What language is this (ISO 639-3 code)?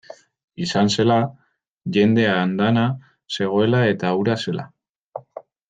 eus